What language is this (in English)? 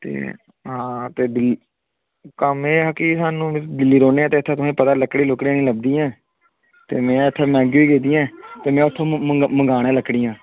Dogri